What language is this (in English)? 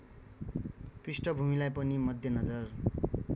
Nepali